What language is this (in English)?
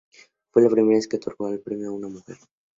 Spanish